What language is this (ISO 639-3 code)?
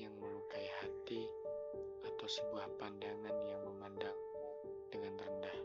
ind